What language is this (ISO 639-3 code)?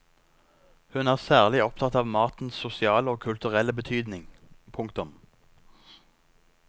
nor